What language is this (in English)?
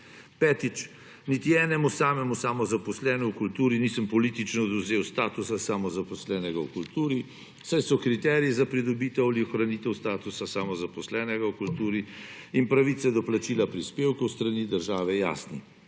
Slovenian